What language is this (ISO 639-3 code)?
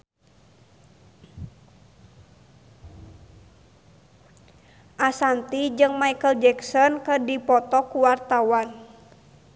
sun